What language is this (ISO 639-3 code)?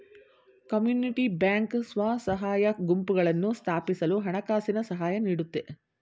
kan